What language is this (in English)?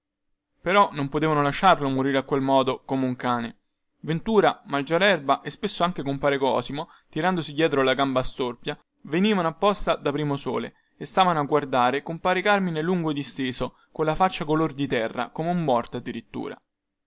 Italian